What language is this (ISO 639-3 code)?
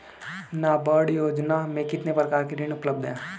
hin